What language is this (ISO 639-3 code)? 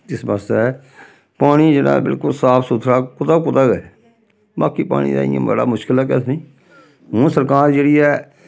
doi